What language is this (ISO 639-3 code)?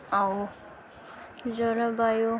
ori